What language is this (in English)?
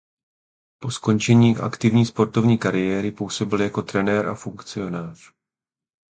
Czech